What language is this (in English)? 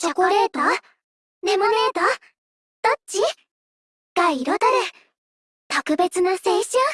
Japanese